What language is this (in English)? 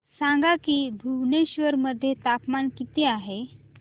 Marathi